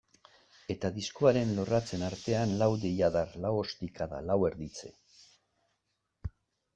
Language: Basque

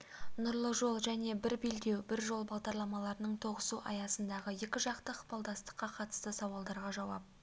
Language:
Kazakh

